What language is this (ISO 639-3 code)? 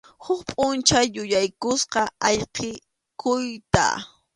qxu